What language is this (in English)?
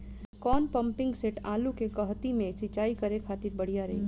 Bhojpuri